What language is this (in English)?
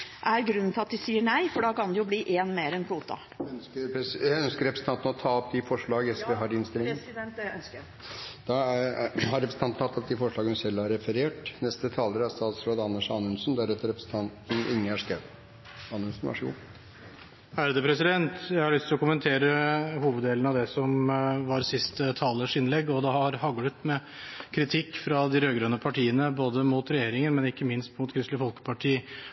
Norwegian